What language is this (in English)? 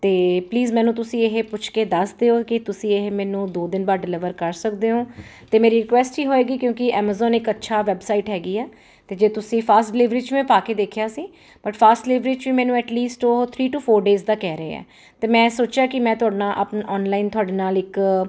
Punjabi